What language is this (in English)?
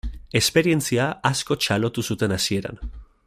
Basque